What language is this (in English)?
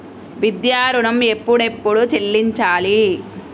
Telugu